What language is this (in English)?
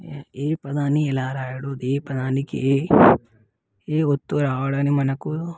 Telugu